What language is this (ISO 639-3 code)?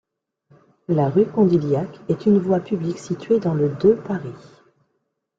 fra